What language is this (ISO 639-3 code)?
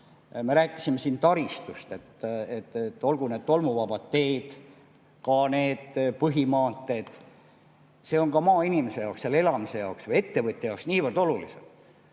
est